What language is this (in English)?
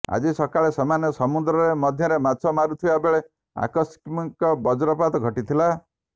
Odia